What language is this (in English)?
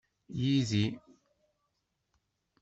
Kabyle